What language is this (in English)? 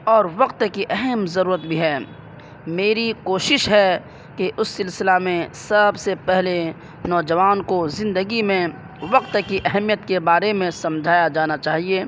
Urdu